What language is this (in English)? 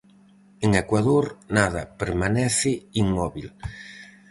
Galician